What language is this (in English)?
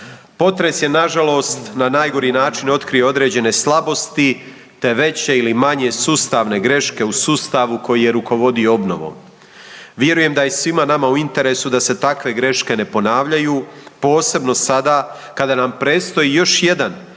Croatian